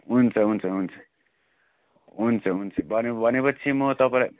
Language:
Nepali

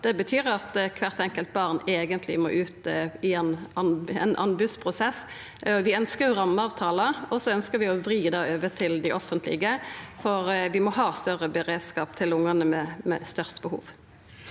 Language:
Norwegian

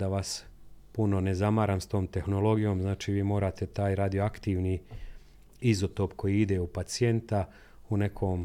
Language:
Croatian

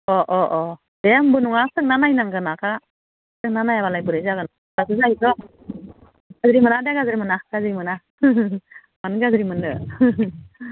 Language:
Bodo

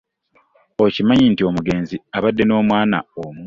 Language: Ganda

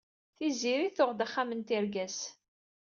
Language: Kabyle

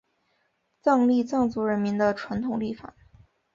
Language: Chinese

